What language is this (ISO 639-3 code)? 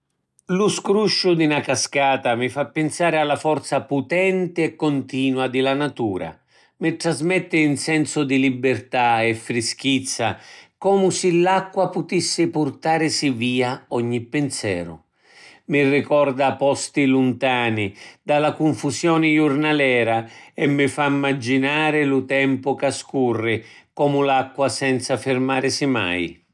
scn